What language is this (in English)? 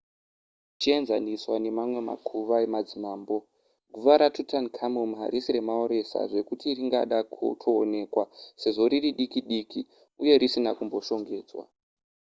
Shona